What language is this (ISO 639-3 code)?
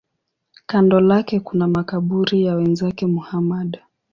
swa